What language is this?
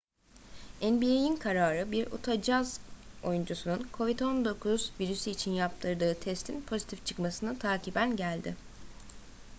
Turkish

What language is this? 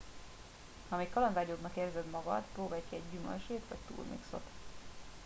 Hungarian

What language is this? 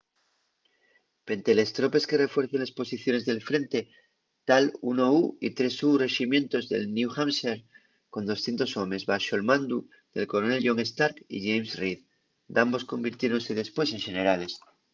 Asturian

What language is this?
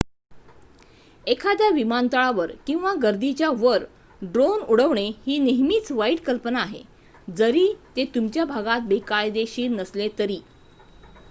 Marathi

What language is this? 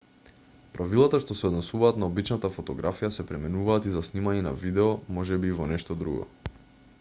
Macedonian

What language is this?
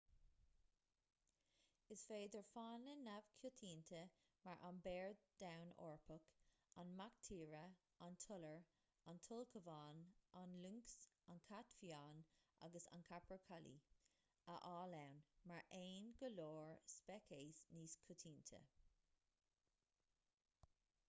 Irish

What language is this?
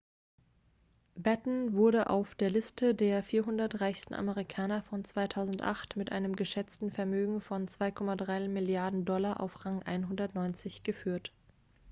German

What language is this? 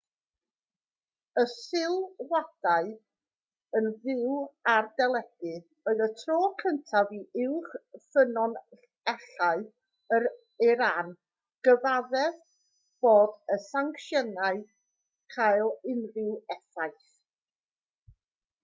Welsh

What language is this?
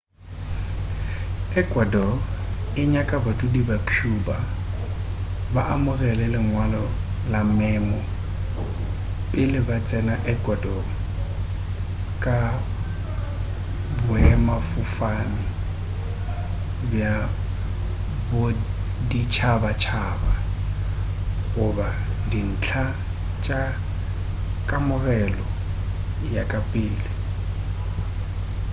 Northern Sotho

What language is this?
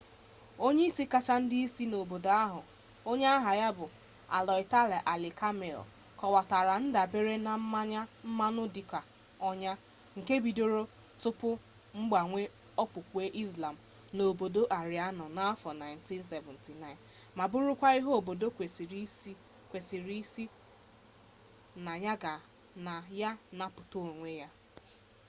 Igbo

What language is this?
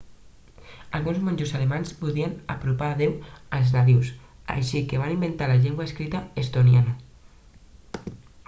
Catalan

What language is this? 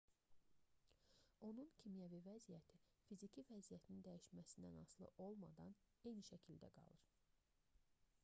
Azerbaijani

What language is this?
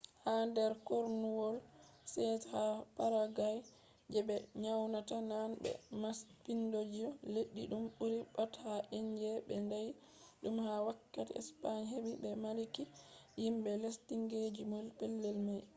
Fula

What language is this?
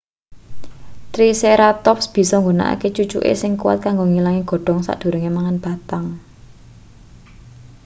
Javanese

